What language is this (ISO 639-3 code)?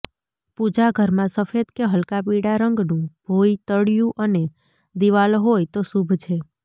guj